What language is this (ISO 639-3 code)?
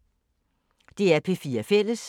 dan